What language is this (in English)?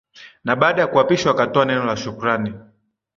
Swahili